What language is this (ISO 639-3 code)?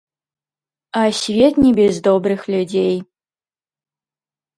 bel